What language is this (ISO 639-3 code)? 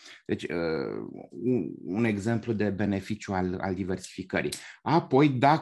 ron